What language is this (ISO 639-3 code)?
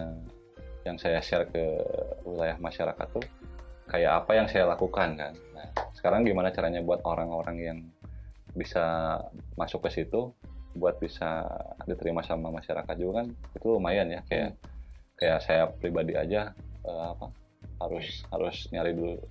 ind